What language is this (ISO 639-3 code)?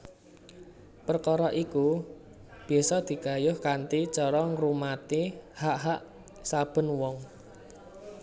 jav